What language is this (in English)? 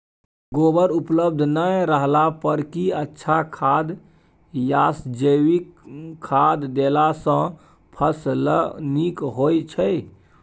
Maithili